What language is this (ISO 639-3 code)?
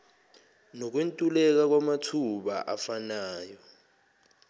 zul